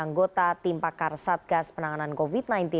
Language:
Indonesian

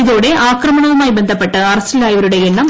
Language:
Malayalam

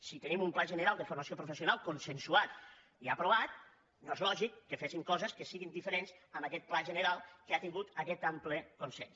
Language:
Catalan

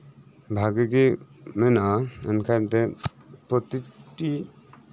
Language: Santali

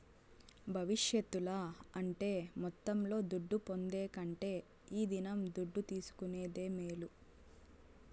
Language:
Telugu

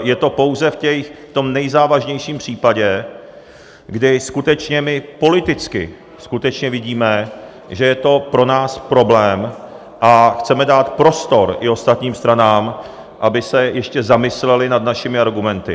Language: Czech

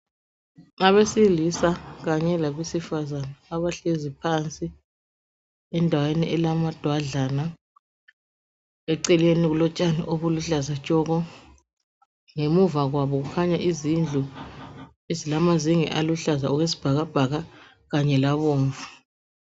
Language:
North Ndebele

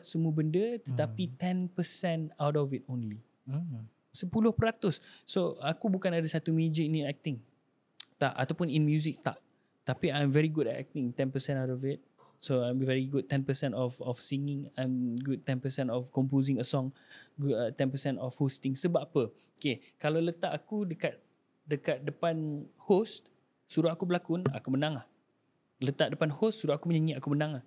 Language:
Malay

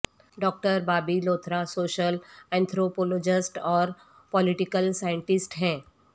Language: Urdu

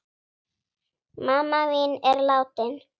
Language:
Icelandic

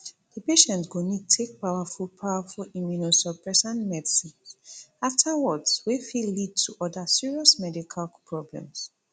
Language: Nigerian Pidgin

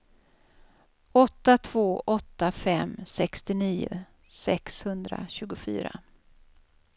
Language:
Swedish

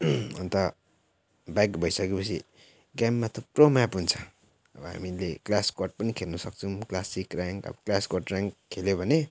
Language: Nepali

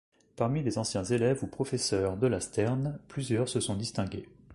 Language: French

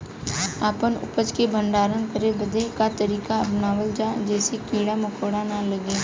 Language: Bhojpuri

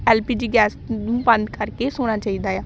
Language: Punjabi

